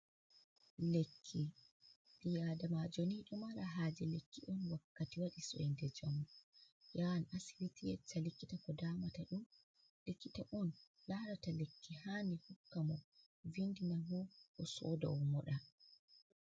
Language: Fula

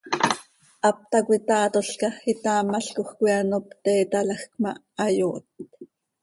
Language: Seri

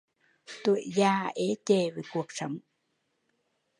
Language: Vietnamese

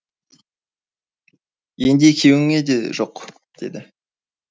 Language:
Kazakh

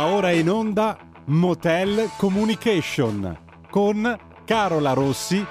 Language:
Italian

